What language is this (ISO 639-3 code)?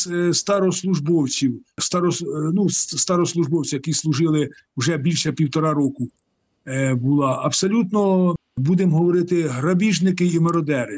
ukr